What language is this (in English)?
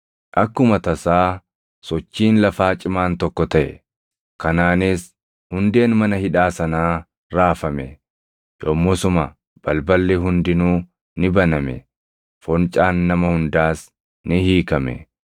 Oromo